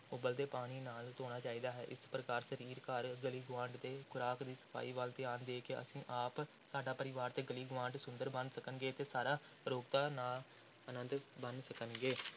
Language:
Punjabi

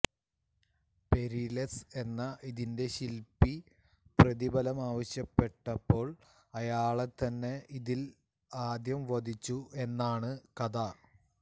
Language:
Malayalam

